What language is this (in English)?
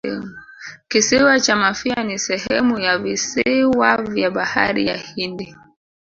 Swahili